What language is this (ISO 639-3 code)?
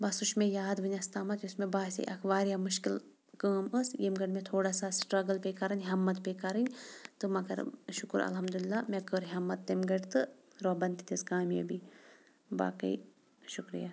kas